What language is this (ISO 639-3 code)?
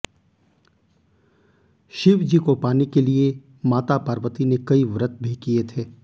hin